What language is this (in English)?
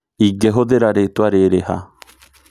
Kikuyu